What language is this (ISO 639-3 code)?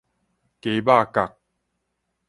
nan